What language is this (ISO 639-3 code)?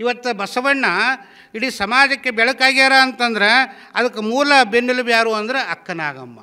kan